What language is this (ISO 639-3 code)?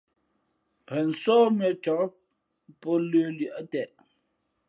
fmp